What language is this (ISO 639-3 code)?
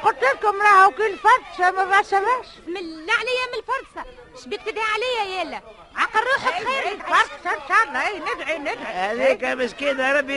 ara